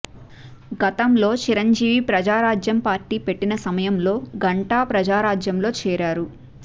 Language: Telugu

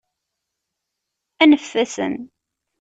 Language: Kabyle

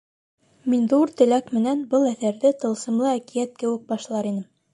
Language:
Bashkir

